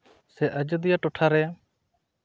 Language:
Santali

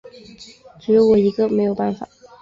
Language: Chinese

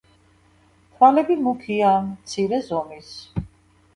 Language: Georgian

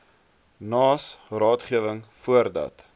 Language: Afrikaans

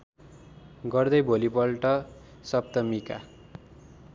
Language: Nepali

